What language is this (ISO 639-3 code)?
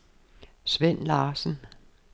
dan